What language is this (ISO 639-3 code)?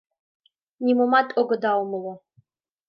chm